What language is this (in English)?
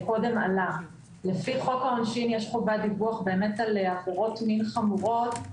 Hebrew